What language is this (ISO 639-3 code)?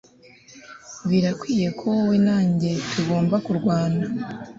kin